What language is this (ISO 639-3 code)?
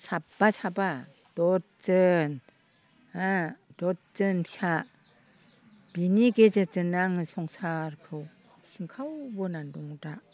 brx